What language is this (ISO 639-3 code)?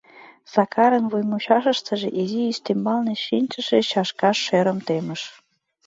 chm